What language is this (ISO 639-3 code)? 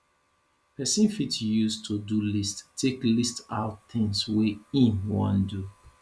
pcm